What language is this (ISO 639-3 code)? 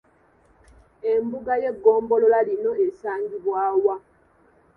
lug